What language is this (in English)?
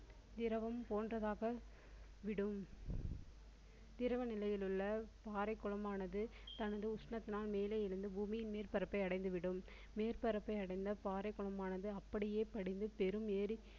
Tamil